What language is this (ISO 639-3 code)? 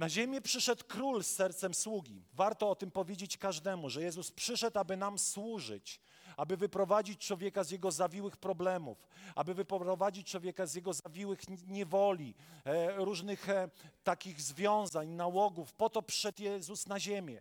pol